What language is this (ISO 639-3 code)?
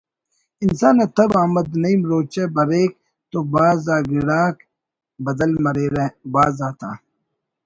brh